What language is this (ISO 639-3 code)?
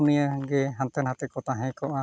sat